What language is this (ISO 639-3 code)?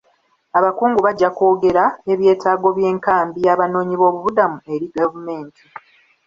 lug